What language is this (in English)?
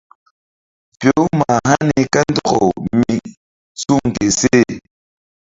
Mbum